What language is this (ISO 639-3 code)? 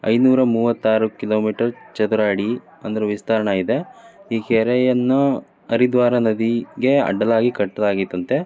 kan